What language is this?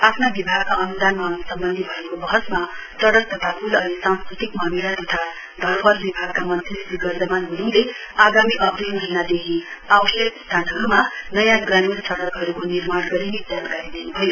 Nepali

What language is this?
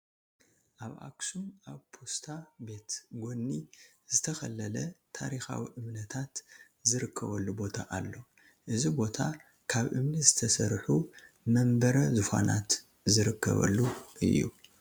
Tigrinya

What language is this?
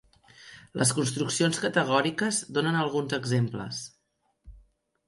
Catalan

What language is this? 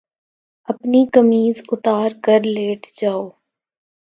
Urdu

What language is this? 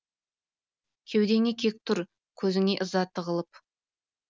Kazakh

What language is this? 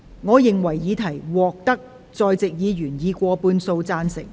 Cantonese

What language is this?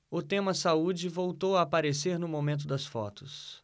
Portuguese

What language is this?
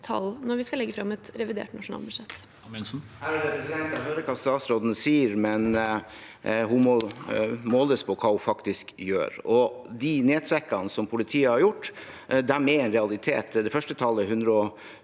Norwegian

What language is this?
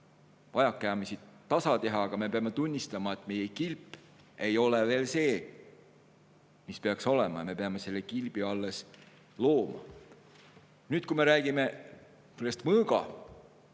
Estonian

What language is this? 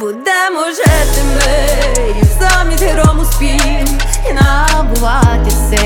Ukrainian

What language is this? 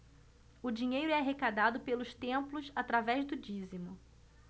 Portuguese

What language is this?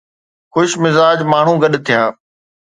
Sindhi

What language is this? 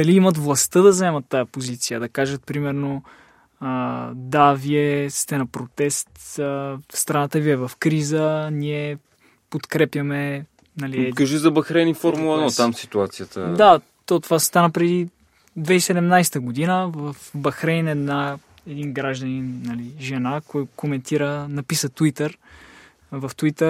Bulgarian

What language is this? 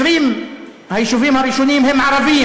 Hebrew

